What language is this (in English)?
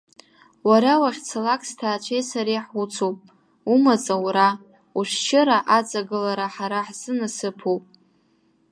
Abkhazian